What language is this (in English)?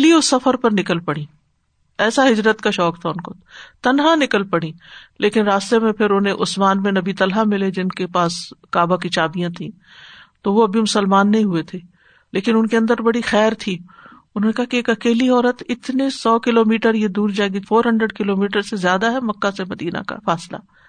Urdu